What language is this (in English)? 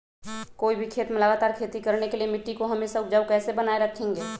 Magahi